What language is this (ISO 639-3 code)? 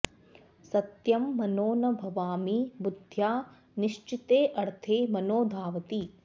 san